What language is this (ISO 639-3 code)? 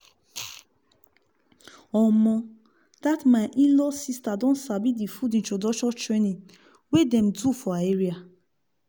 pcm